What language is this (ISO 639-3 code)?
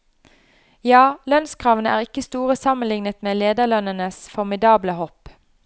nor